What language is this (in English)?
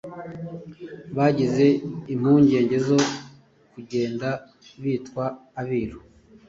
Kinyarwanda